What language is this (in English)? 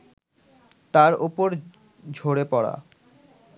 Bangla